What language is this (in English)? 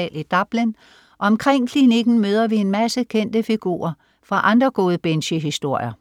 Danish